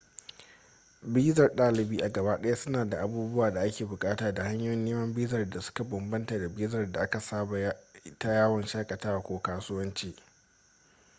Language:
Hausa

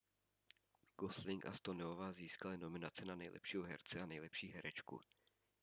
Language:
Czech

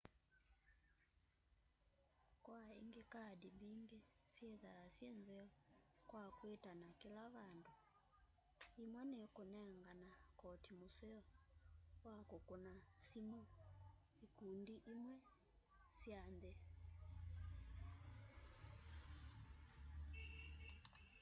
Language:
Kamba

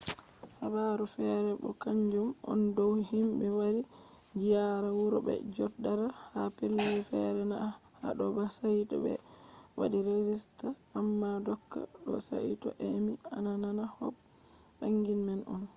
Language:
Fula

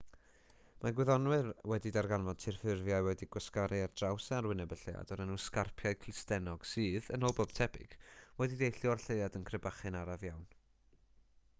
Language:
Welsh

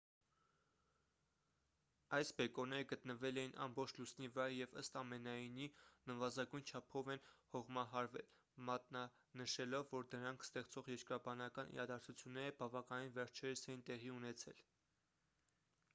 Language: Armenian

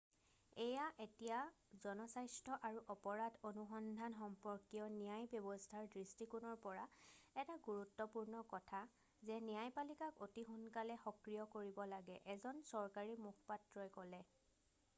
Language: Assamese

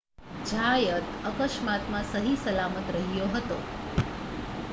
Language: Gujarati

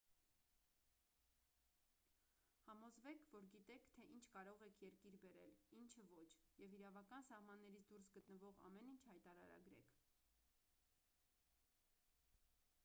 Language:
Armenian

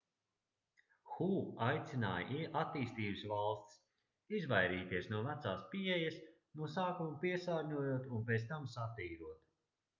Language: Latvian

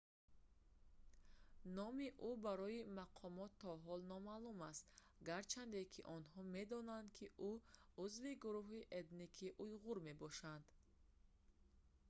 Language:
Tajik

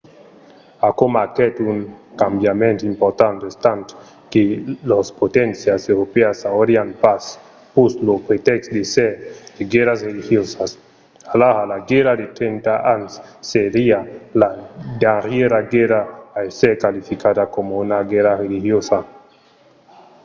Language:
Occitan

